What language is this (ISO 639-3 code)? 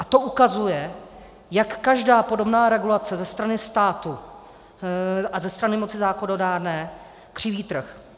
ces